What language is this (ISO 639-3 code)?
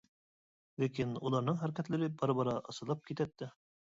uig